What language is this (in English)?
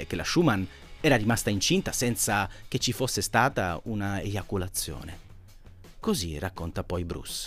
Italian